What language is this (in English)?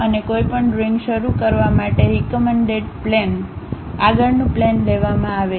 Gujarati